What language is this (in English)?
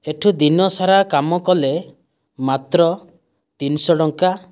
Odia